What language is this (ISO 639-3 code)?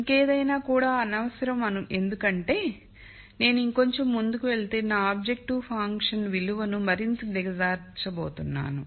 tel